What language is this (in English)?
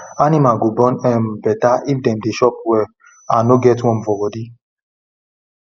Nigerian Pidgin